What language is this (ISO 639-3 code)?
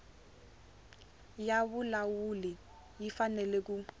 tso